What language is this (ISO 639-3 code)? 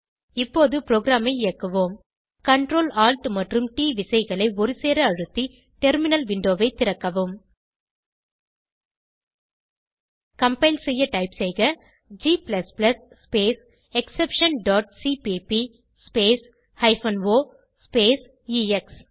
tam